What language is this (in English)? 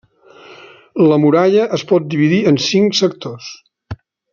Catalan